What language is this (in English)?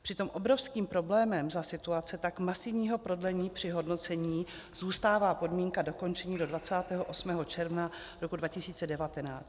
Czech